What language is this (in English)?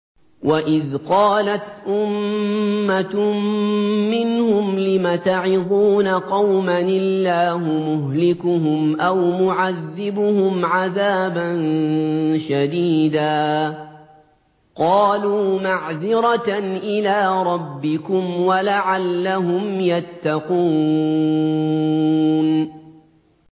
Arabic